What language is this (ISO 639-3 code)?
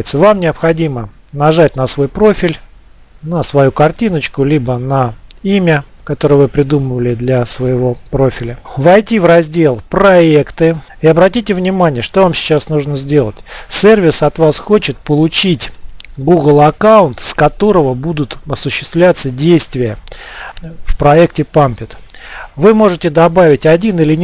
rus